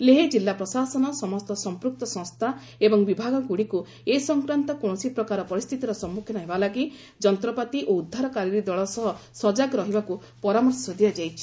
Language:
Odia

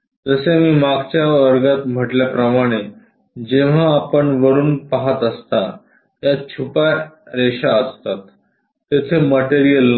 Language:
Marathi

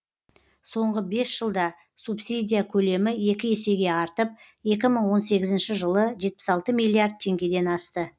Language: Kazakh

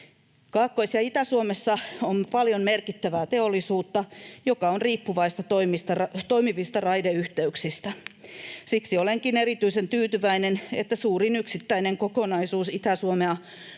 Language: Finnish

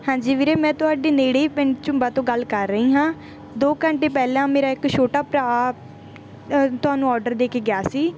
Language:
Punjabi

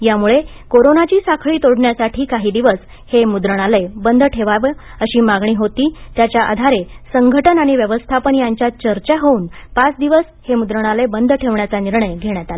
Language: Marathi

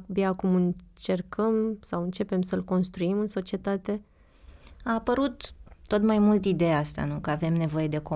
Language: Romanian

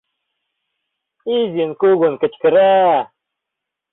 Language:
Mari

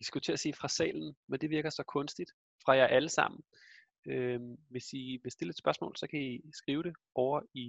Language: Danish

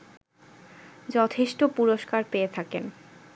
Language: Bangla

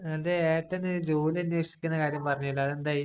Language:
Malayalam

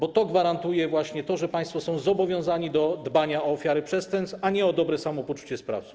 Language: Polish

